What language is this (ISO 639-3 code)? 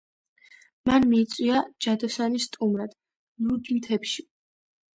kat